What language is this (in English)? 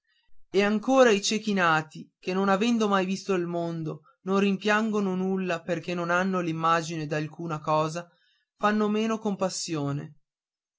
Italian